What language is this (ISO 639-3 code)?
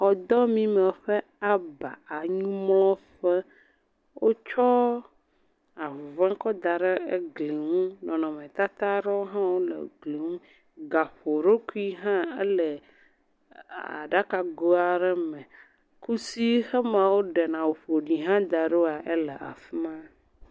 ewe